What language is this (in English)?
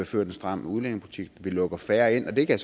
Danish